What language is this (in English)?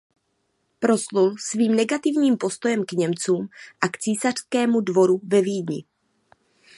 Czech